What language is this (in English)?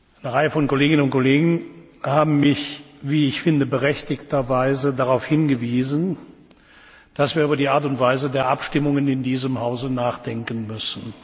German